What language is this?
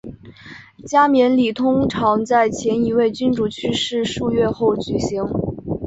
Chinese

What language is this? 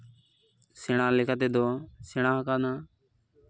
Santali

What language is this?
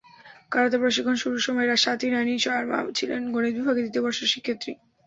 Bangla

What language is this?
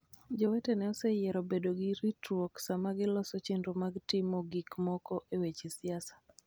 Luo (Kenya and Tanzania)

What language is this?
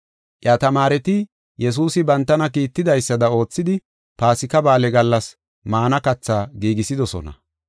Gofa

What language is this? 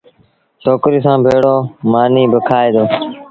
Sindhi Bhil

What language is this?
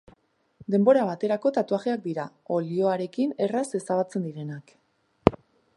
Basque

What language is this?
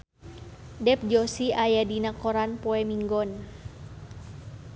Sundanese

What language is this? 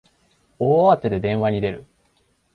Japanese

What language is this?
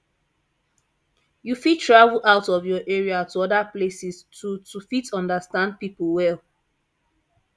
Nigerian Pidgin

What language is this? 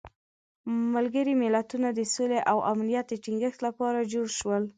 Pashto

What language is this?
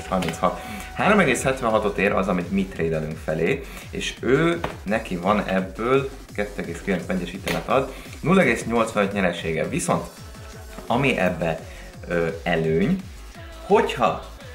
Hungarian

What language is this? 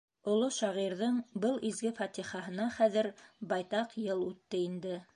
Bashkir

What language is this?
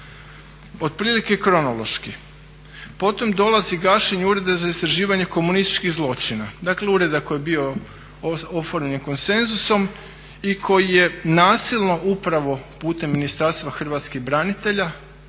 Croatian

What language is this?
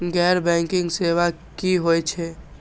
Maithili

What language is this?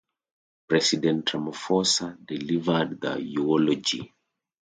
English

